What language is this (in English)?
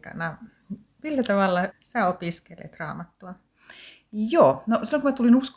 Finnish